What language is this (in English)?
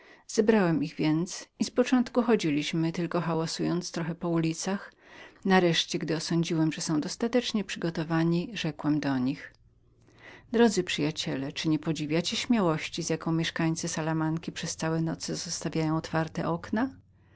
Polish